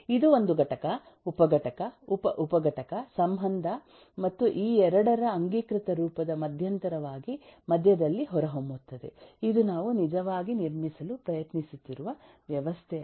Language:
Kannada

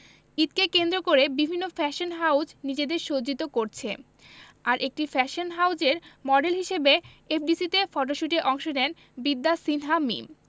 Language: Bangla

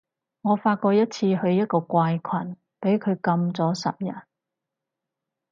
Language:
Cantonese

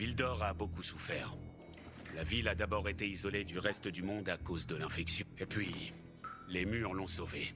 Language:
French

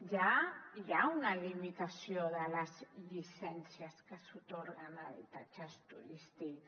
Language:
Catalan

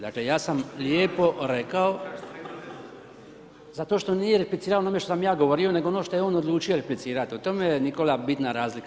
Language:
Croatian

